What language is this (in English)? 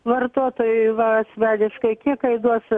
Lithuanian